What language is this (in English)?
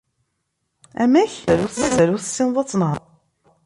Kabyle